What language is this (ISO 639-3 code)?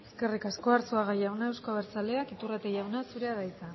eus